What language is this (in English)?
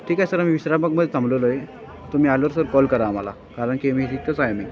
Marathi